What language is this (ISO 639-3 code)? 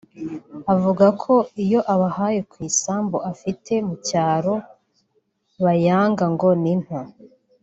kin